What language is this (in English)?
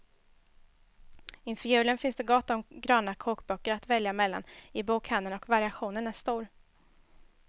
Swedish